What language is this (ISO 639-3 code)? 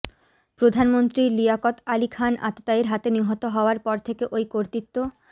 ben